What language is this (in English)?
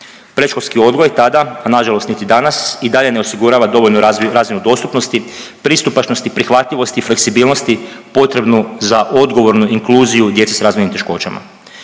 Croatian